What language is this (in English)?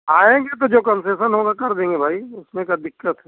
Hindi